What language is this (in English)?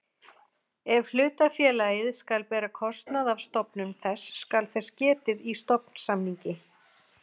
Icelandic